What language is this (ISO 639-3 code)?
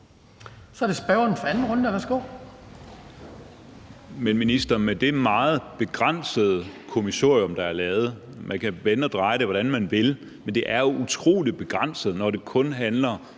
dan